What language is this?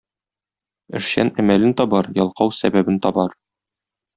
Tatar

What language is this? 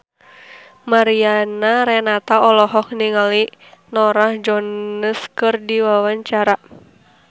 Sundanese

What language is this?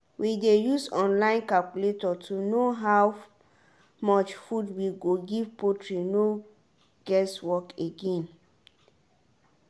Nigerian Pidgin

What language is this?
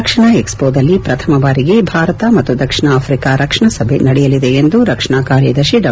Kannada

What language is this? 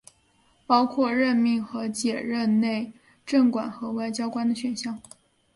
Chinese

